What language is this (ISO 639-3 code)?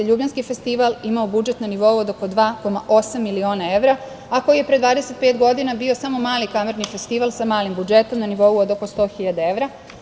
srp